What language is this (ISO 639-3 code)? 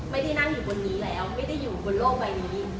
tha